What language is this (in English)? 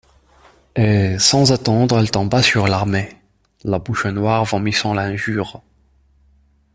French